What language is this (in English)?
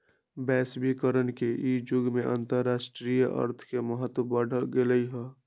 Magahi